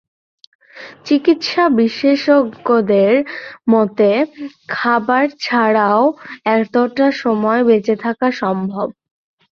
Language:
Bangla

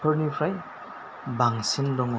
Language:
Bodo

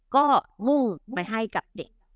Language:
Thai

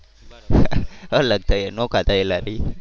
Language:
Gujarati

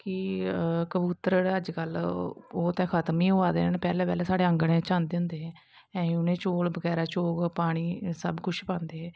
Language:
Dogri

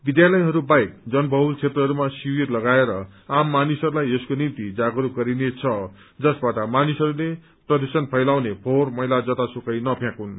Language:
Nepali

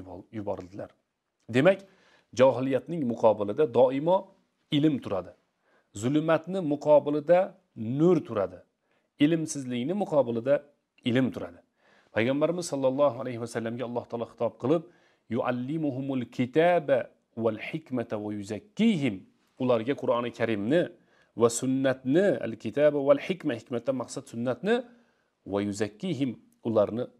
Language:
Turkish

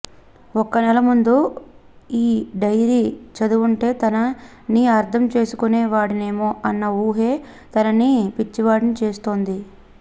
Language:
Telugu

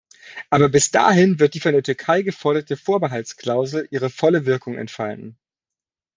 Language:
German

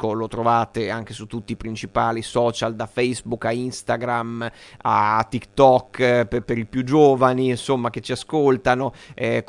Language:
Italian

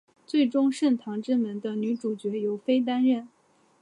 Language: Chinese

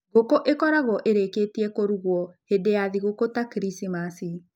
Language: Kikuyu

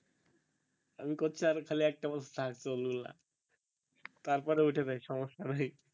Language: Bangla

